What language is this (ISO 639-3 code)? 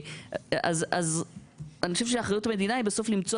heb